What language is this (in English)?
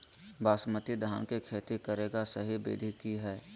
Magahi